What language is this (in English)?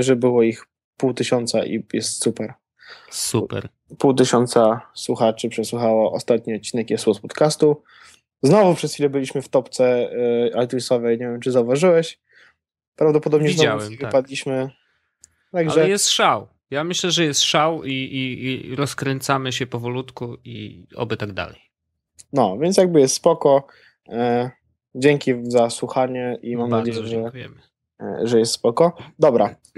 Polish